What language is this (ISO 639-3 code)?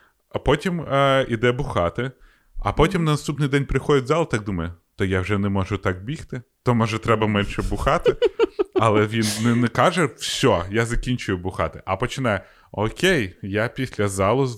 ukr